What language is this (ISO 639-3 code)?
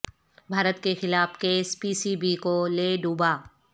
urd